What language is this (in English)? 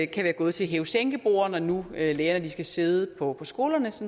Danish